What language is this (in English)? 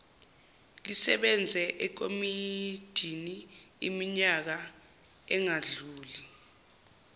Zulu